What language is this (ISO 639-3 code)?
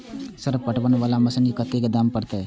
mai